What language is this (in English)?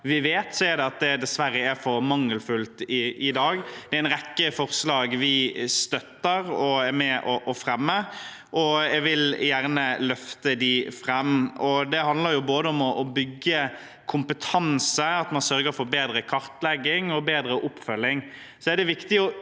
Norwegian